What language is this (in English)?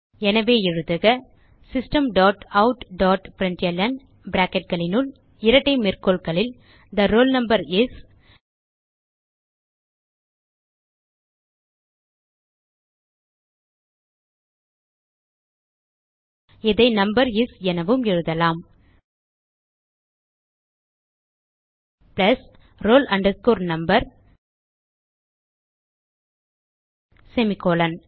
Tamil